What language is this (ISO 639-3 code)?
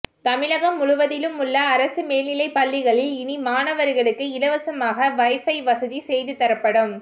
tam